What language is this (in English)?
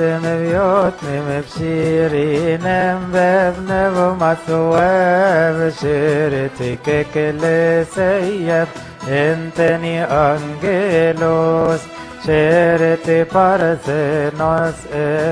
Arabic